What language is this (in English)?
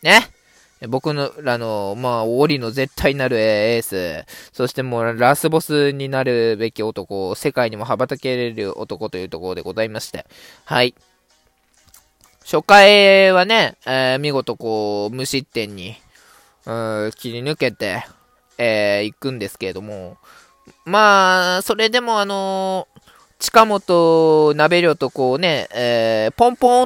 Japanese